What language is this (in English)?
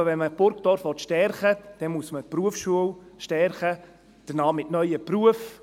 Swiss German